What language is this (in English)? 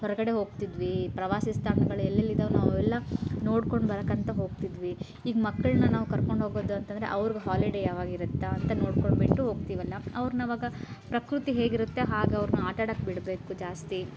Kannada